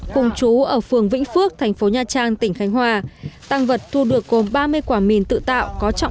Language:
Vietnamese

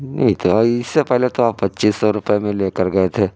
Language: Urdu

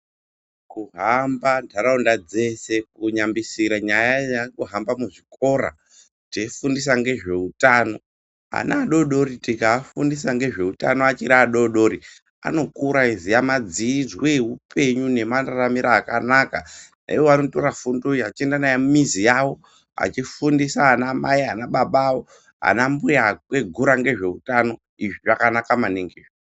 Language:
Ndau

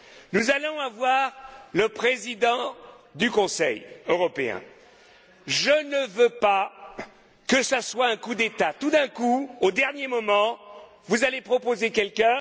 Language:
French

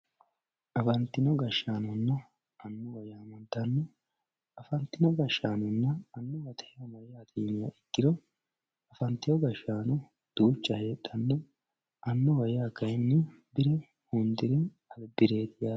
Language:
Sidamo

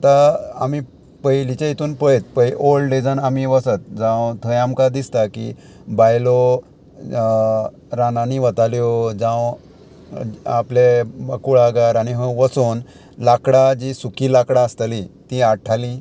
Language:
Konkani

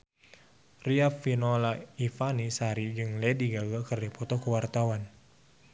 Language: Sundanese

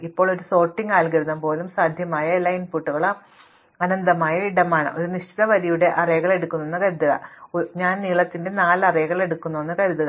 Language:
Malayalam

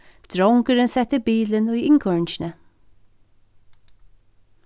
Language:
Faroese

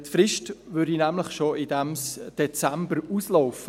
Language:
Swiss German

